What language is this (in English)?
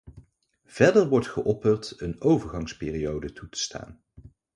Dutch